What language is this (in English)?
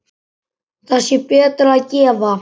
Icelandic